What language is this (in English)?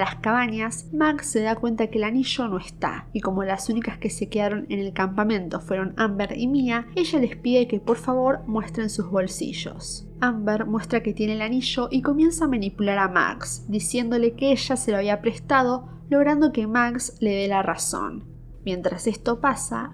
Spanish